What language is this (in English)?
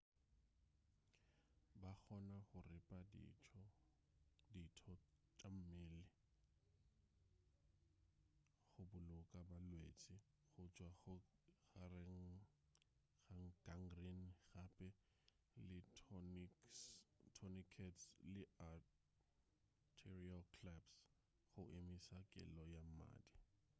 Northern Sotho